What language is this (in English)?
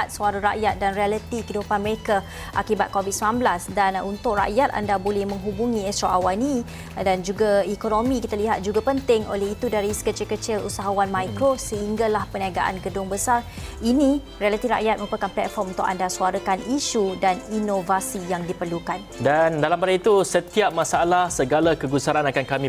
Malay